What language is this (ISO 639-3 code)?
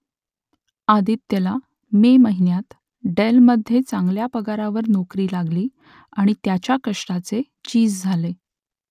mar